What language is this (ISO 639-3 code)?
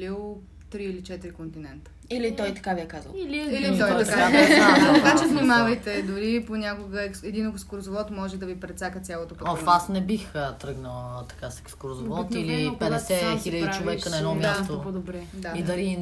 bul